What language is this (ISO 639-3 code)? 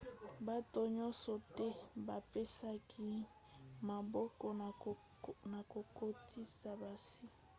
lin